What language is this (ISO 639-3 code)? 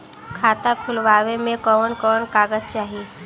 bho